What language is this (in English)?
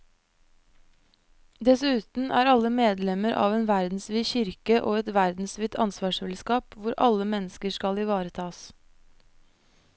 Norwegian